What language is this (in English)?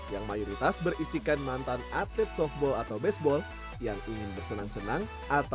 Indonesian